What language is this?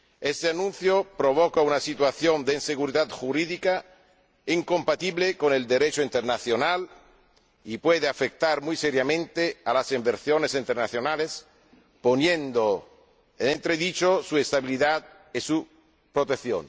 Spanish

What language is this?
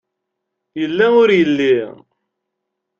Kabyle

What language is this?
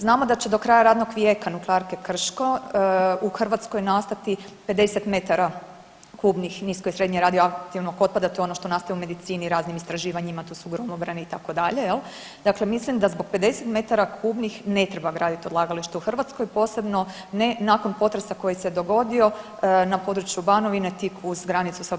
Croatian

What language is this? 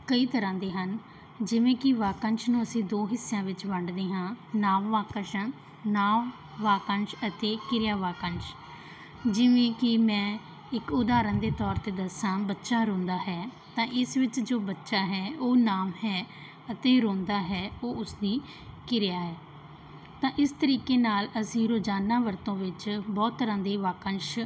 Punjabi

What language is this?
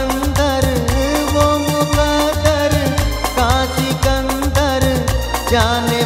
Hindi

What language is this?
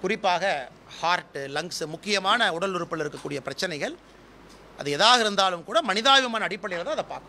Arabic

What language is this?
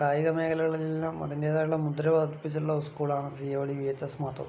Malayalam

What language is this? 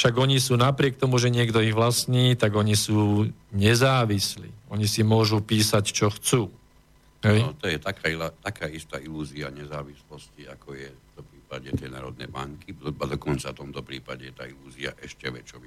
Slovak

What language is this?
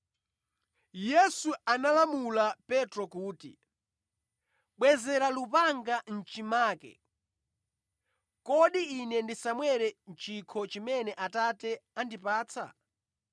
Nyanja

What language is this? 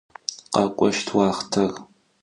Adyghe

